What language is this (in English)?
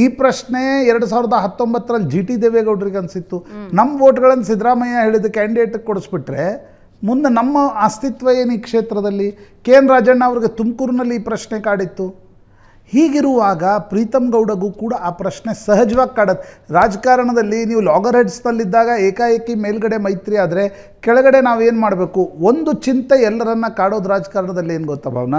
Kannada